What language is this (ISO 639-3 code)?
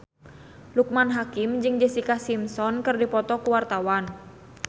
sun